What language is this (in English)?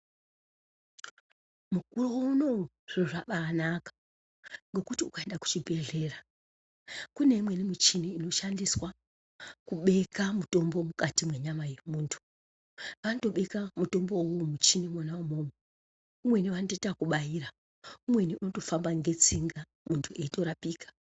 Ndau